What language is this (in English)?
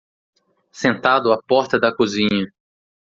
Portuguese